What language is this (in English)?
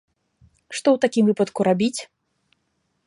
Belarusian